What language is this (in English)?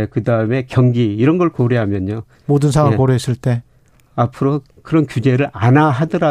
Korean